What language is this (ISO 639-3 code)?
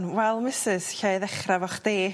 cym